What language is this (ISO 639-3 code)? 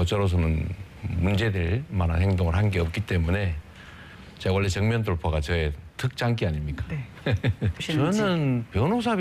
kor